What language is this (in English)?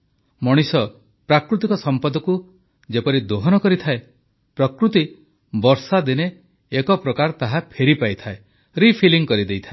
Odia